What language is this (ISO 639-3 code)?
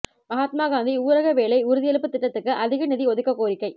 tam